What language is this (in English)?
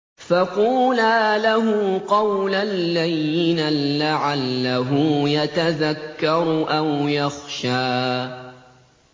Arabic